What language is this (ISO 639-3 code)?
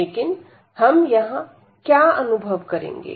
hin